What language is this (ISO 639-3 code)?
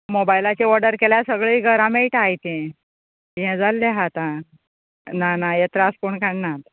kok